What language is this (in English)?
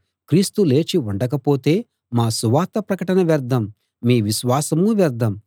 Telugu